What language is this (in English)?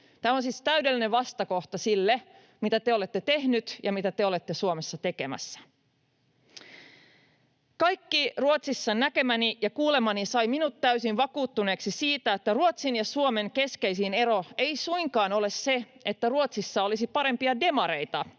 Finnish